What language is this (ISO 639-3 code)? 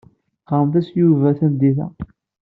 kab